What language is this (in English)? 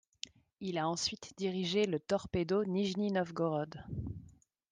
French